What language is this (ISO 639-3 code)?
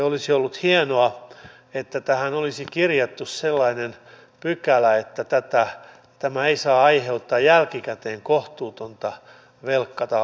fin